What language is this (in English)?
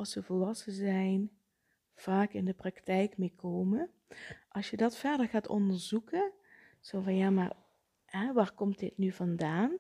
Dutch